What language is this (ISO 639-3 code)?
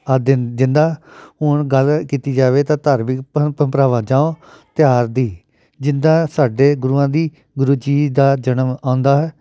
pan